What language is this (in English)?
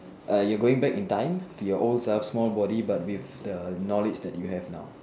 English